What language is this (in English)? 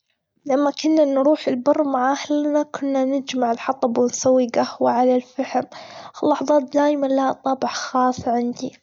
Gulf Arabic